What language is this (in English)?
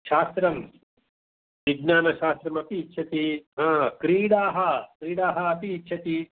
Sanskrit